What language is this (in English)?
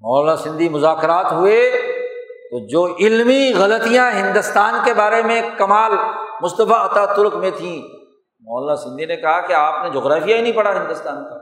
Urdu